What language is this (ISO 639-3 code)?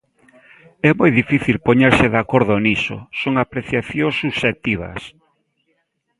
glg